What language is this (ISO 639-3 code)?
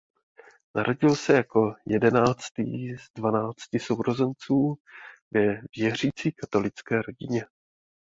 ces